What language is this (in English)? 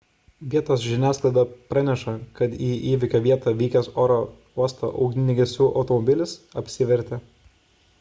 Lithuanian